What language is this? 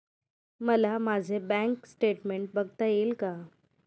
Marathi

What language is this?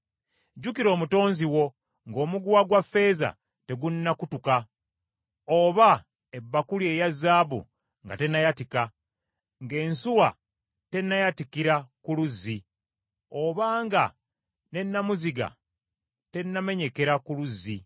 Ganda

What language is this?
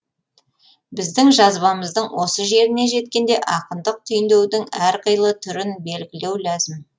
Kazakh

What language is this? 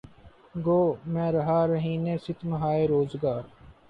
Urdu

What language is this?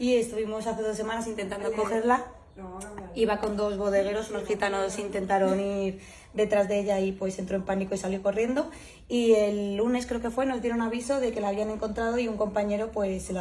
Spanish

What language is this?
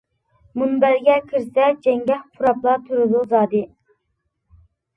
Uyghur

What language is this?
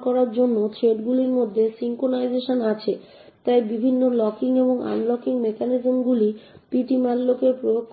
Bangla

